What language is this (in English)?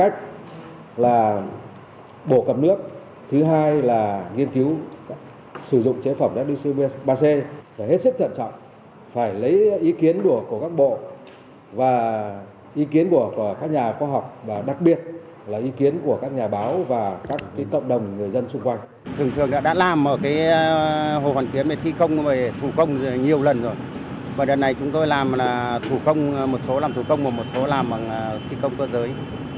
Vietnamese